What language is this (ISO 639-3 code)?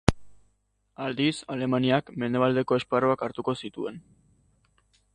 eus